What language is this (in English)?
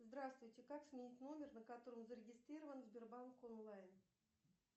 Russian